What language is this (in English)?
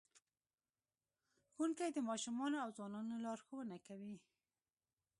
Pashto